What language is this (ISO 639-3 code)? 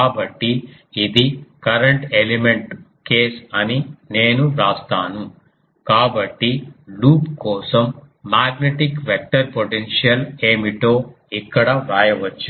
tel